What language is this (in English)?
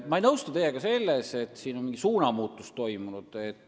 Estonian